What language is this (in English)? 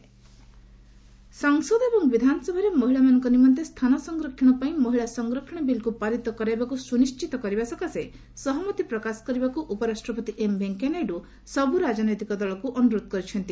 Odia